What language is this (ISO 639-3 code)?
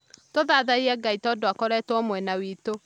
kik